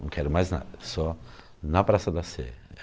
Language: Portuguese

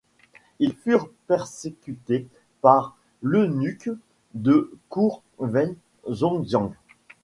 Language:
French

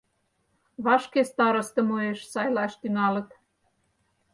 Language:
Mari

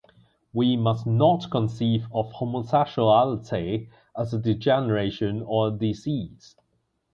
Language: English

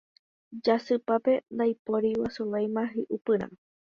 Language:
Guarani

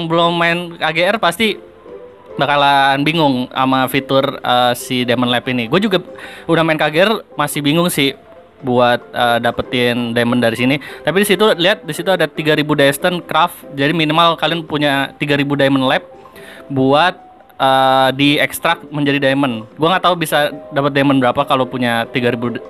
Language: Indonesian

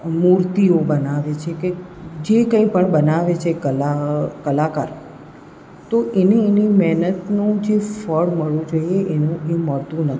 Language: Gujarati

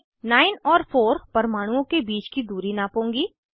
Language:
Hindi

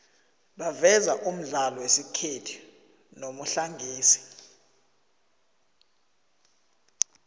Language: South Ndebele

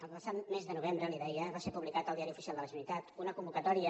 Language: Catalan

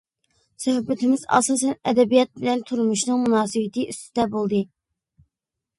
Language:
Uyghur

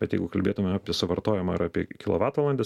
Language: Lithuanian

